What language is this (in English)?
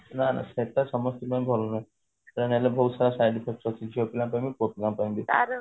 Odia